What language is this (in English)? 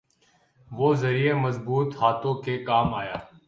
Urdu